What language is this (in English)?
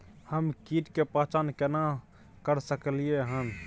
Maithili